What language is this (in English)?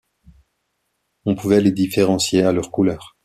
French